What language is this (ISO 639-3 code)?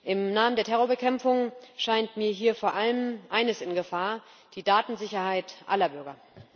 deu